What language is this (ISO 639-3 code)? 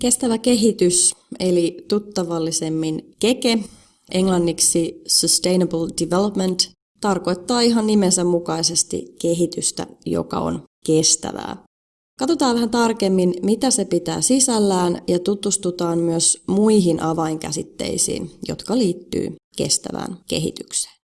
fin